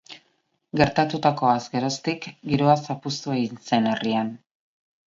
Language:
Basque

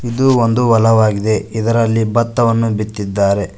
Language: Kannada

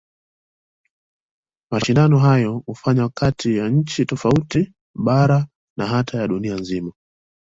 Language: Swahili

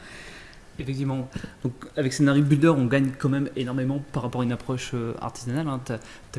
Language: French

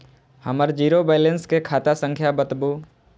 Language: Maithili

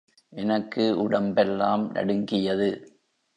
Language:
Tamil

